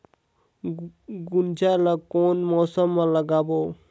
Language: Chhattisgarhi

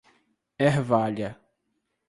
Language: Portuguese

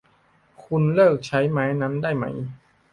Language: Thai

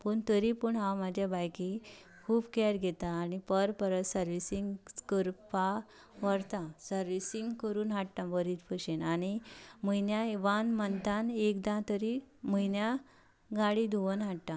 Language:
Konkani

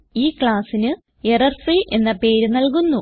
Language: Malayalam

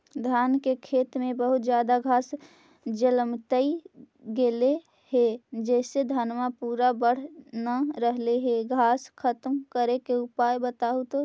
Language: Magahi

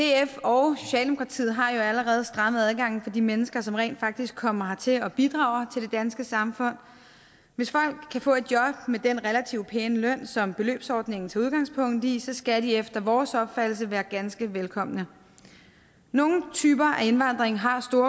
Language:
Danish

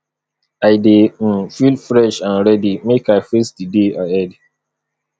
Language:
Nigerian Pidgin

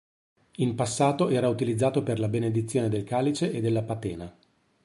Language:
Italian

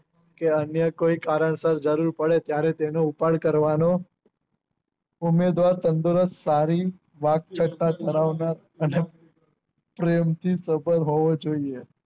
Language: Gujarati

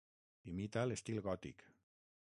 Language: Catalan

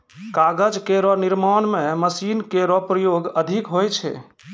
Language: Maithili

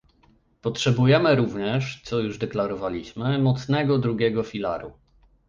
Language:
Polish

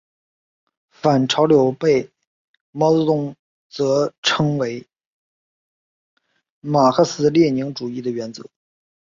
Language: Chinese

